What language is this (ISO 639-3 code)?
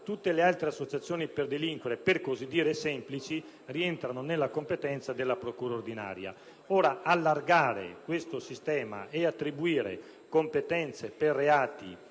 ita